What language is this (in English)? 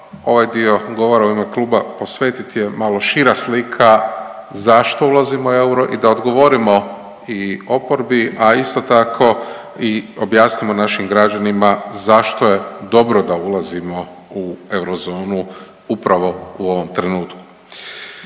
Croatian